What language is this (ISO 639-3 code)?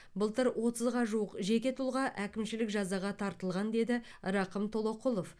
kaz